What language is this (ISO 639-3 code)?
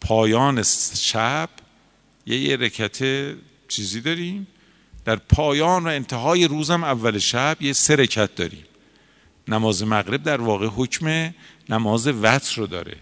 fas